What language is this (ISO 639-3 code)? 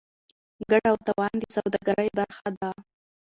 pus